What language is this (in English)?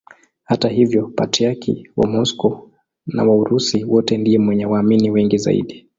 Swahili